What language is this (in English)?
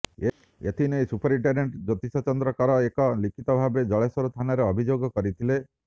Odia